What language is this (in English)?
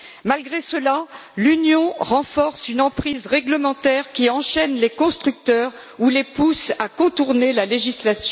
French